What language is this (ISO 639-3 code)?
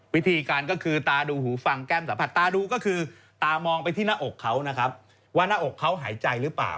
tha